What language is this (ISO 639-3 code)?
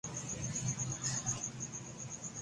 urd